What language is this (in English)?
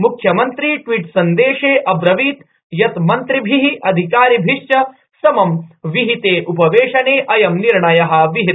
Sanskrit